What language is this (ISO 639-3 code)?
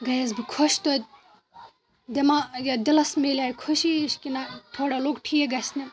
kas